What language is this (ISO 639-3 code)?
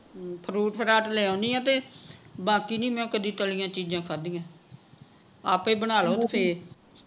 pan